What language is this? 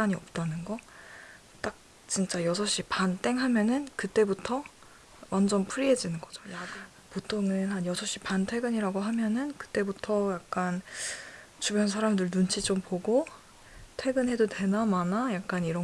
Korean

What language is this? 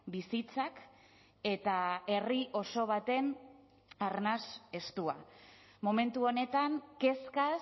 Basque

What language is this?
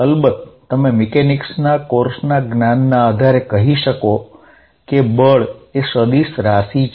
Gujarati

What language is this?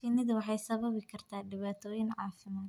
Somali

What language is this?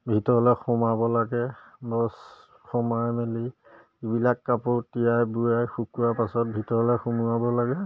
Assamese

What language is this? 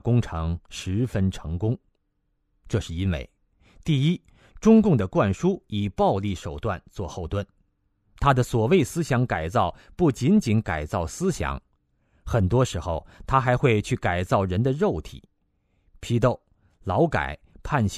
Chinese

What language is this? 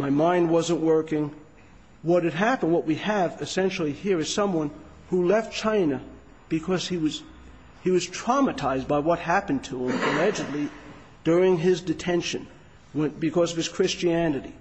English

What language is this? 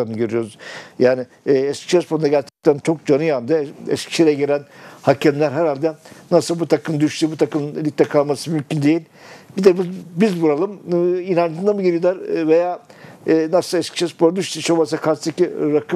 Turkish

